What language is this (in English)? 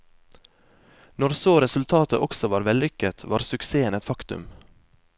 Norwegian